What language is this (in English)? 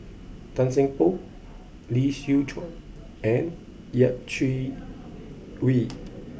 English